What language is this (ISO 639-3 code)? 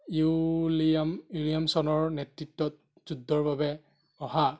asm